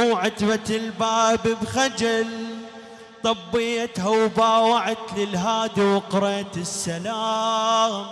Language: Arabic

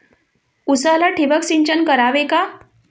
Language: Marathi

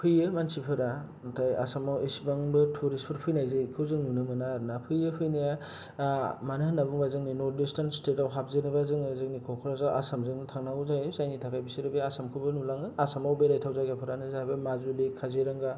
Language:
Bodo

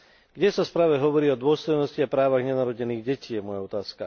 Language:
Slovak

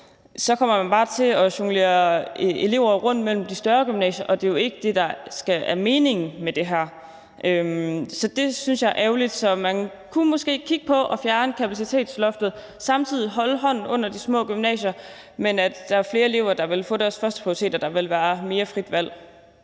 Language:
Danish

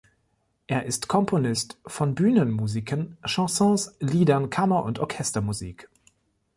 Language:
German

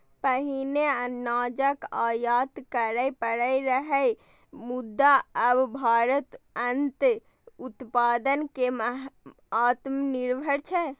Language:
Maithili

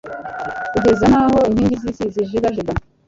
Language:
Kinyarwanda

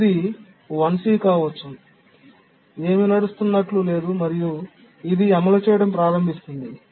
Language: Telugu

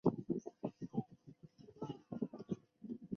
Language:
Chinese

